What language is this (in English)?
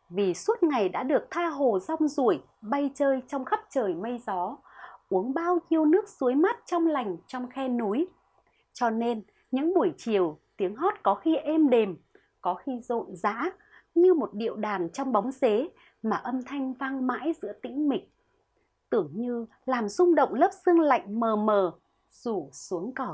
Vietnamese